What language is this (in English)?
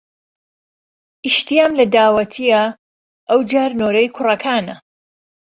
Central Kurdish